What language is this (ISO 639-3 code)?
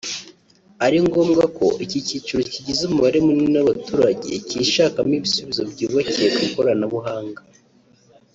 kin